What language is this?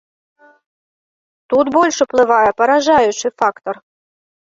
Belarusian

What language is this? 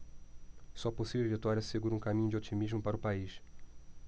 Portuguese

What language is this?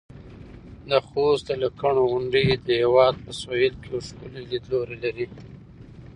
Pashto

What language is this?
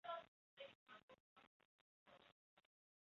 Chinese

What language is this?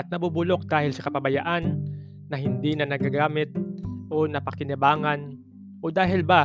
Filipino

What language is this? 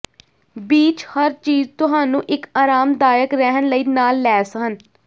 Punjabi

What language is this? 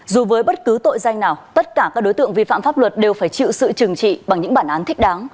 Vietnamese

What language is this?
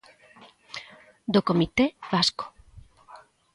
Galician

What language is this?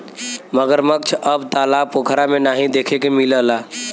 Bhojpuri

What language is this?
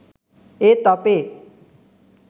Sinhala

